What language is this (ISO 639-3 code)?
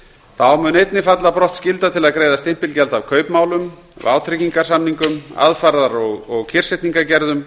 isl